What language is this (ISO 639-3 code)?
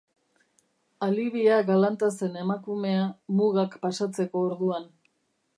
eus